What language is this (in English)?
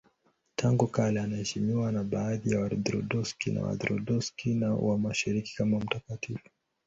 Swahili